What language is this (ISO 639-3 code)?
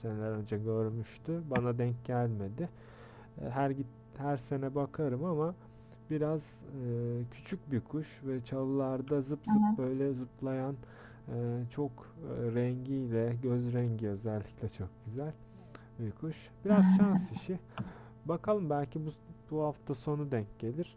tur